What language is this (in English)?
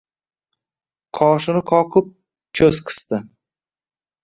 Uzbek